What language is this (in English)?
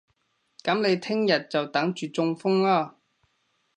Cantonese